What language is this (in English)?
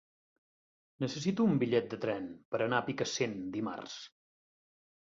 Catalan